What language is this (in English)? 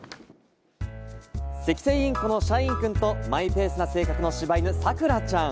Japanese